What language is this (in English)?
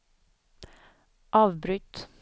Swedish